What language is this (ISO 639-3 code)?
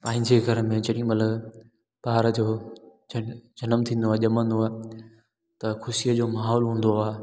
snd